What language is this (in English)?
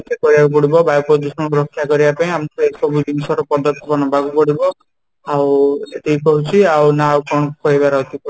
Odia